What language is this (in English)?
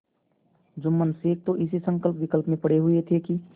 Hindi